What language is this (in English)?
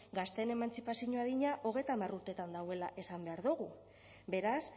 Basque